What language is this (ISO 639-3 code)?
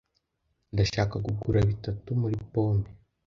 kin